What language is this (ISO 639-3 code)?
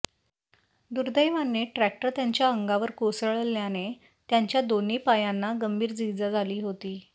mar